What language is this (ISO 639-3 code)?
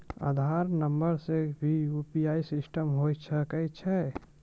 mai